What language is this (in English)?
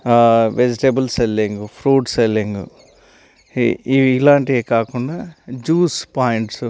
Telugu